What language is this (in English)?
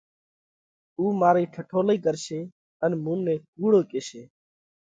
Parkari Koli